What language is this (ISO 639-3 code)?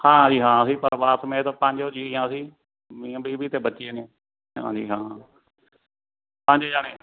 pan